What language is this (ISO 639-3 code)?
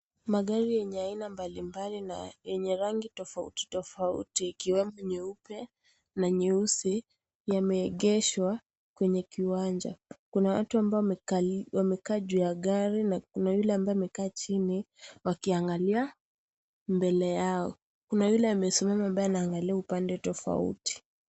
swa